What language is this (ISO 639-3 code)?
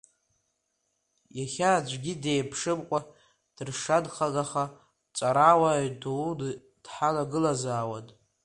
abk